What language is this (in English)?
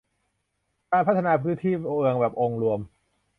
Thai